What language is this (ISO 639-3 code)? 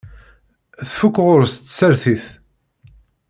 kab